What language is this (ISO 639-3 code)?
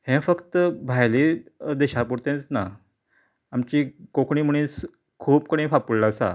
kok